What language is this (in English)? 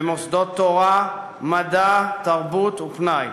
Hebrew